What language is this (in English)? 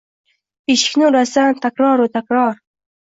Uzbek